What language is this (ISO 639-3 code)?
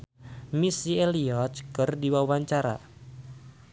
sun